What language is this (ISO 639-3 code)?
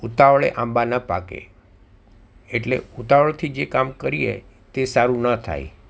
guj